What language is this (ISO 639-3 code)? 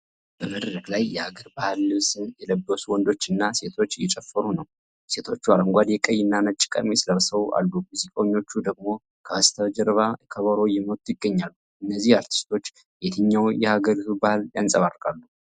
amh